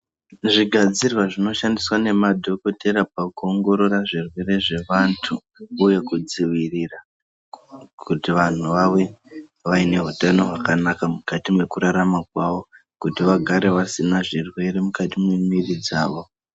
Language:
Ndau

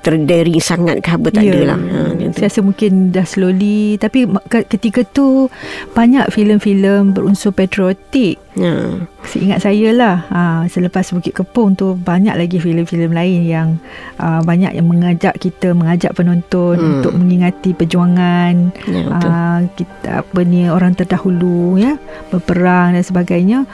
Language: Malay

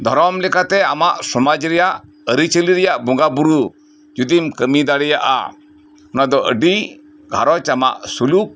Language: Santali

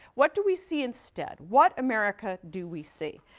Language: English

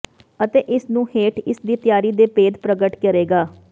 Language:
Punjabi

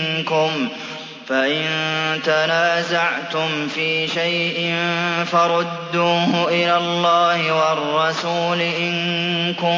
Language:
Arabic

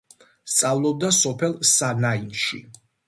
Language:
Georgian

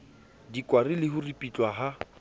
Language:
Southern Sotho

